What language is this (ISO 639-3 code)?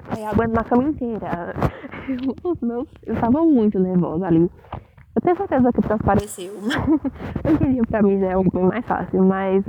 por